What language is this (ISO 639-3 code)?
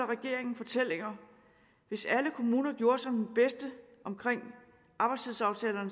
dan